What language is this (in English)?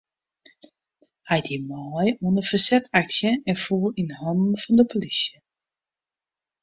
Western Frisian